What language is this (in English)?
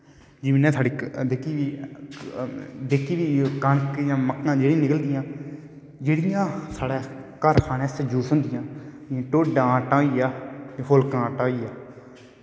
Dogri